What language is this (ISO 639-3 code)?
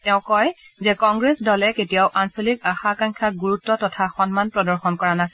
asm